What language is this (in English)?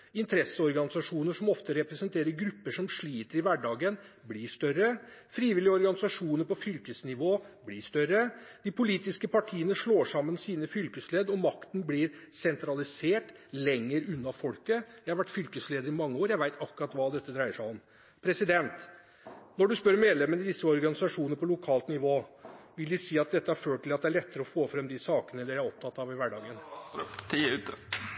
Norwegian